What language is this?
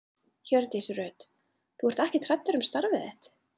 Icelandic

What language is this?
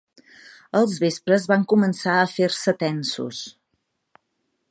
Catalan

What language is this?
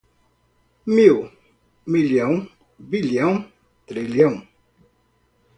Portuguese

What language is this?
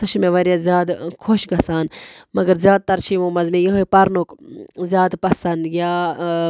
Kashmiri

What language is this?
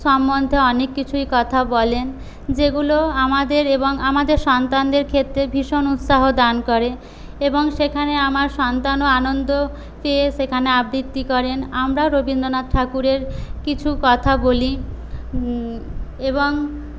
Bangla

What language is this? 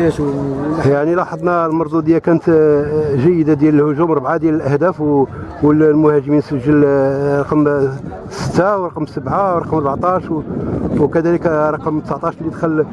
Arabic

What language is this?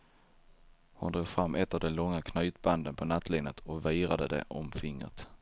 Swedish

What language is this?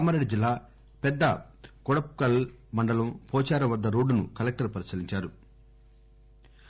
Telugu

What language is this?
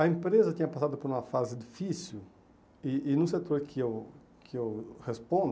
Portuguese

